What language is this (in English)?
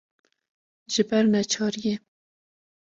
Kurdish